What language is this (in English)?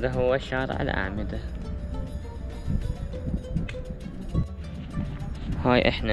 Arabic